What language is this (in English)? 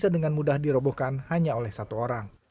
Indonesian